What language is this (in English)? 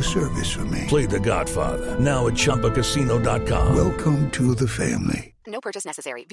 English